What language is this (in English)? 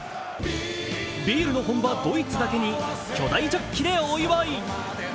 Japanese